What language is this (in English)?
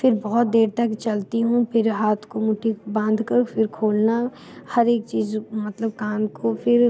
Hindi